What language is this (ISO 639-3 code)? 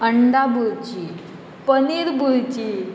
kok